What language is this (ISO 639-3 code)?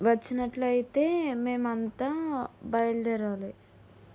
tel